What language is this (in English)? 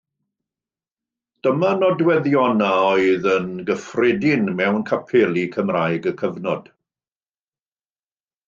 Welsh